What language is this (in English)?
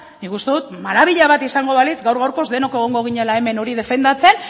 Basque